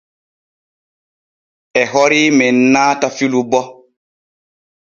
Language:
Borgu Fulfulde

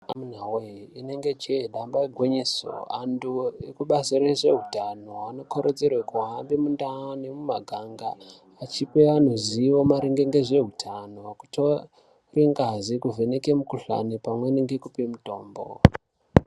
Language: Ndau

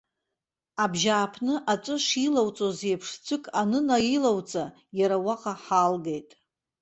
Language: Abkhazian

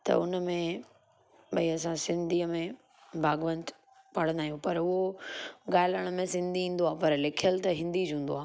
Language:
Sindhi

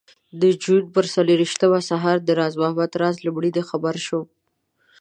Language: Pashto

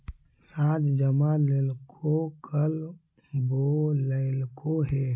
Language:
Magahi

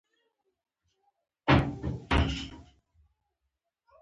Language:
Pashto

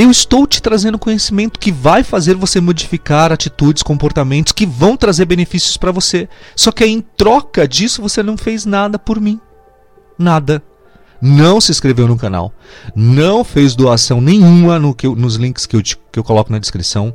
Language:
Portuguese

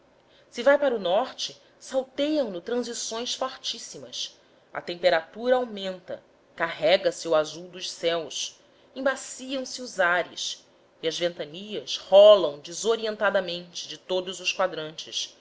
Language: Portuguese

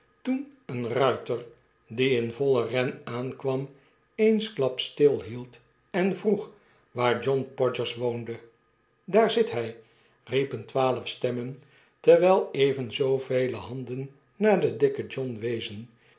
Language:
Dutch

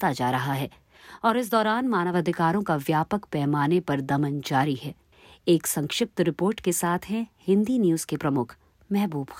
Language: Hindi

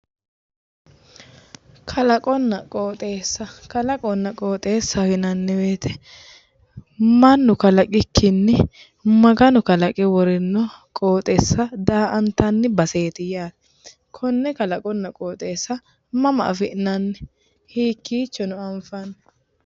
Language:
Sidamo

